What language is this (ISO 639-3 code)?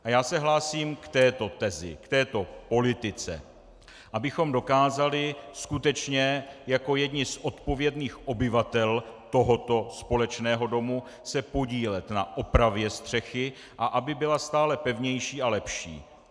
ces